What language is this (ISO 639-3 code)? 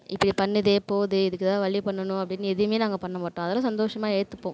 tam